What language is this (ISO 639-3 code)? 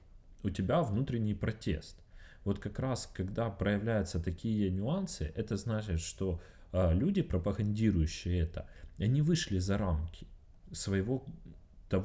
rus